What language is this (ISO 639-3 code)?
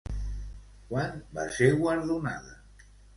cat